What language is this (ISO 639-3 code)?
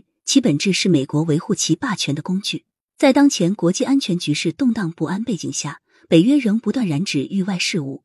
zho